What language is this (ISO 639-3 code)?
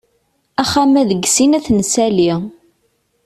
kab